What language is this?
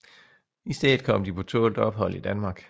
Danish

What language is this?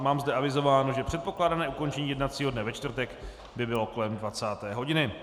Czech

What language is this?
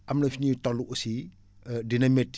Wolof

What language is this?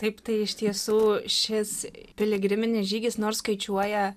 Lithuanian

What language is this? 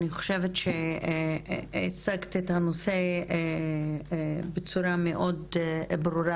Hebrew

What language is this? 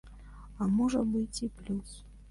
Belarusian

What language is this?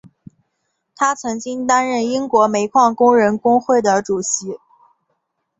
Chinese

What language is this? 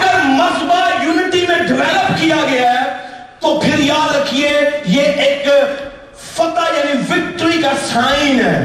Urdu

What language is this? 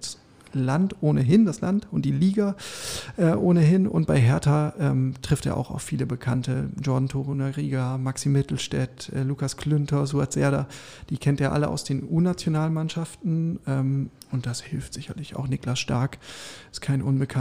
German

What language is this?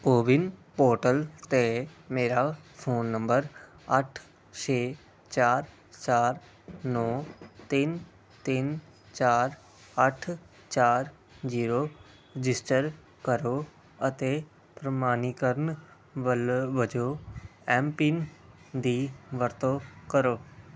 Punjabi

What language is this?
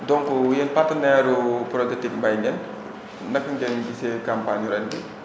Wolof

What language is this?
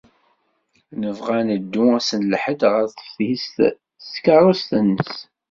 Kabyle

